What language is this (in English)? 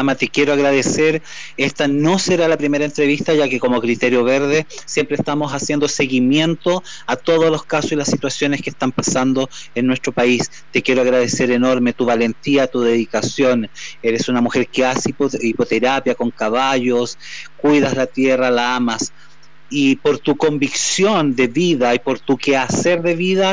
Spanish